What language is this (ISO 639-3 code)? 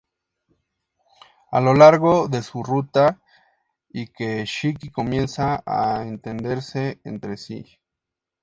spa